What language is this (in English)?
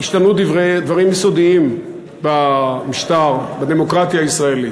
Hebrew